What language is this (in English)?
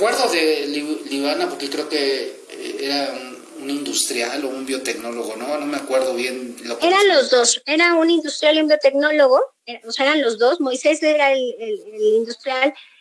Spanish